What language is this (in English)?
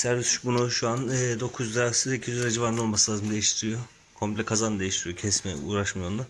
Turkish